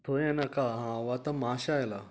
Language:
Konkani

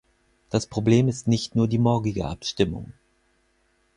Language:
German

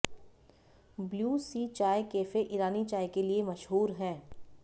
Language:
Hindi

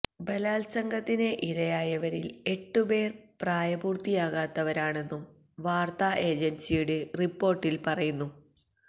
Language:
Malayalam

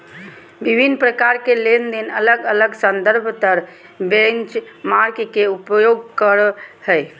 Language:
Magahi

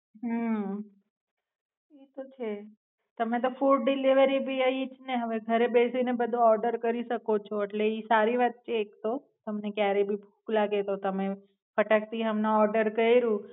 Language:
Gujarati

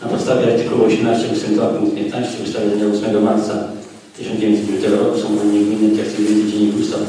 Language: Polish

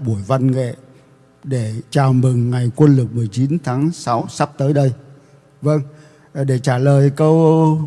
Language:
Vietnamese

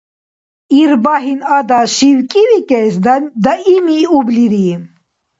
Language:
Dargwa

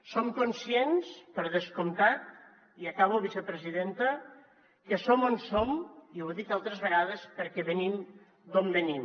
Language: Catalan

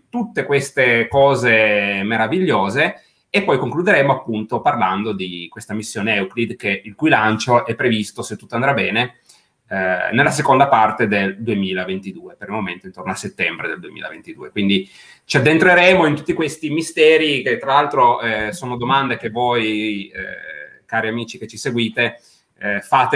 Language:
Italian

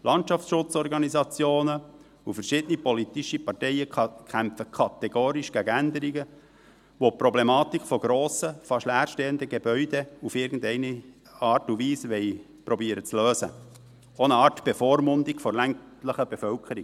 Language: Swiss German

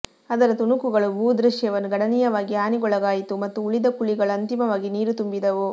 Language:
Kannada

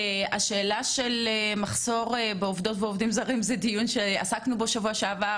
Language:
Hebrew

